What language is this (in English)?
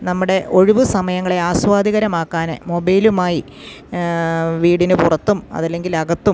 Malayalam